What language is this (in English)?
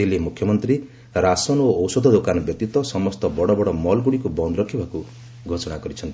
Odia